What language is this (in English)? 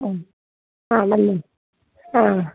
Malayalam